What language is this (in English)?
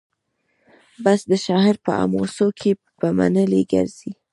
Pashto